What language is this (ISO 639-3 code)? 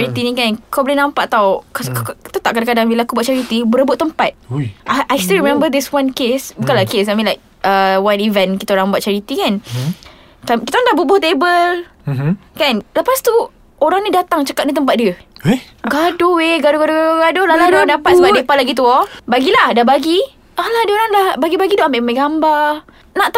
msa